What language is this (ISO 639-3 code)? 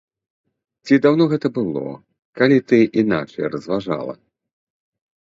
bel